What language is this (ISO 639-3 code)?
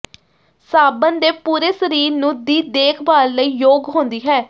pan